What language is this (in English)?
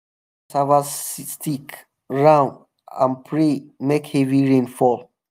Nigerian Pidgin